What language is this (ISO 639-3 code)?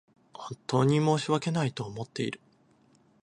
jpn